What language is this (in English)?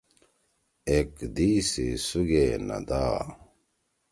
Torwali